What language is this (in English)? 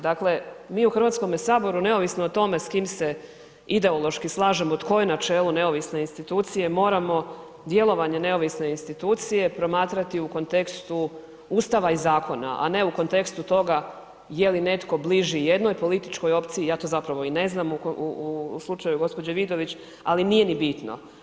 Croatian